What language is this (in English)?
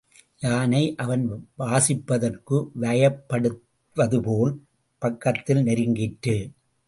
Tamil